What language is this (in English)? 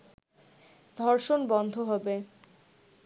Bangla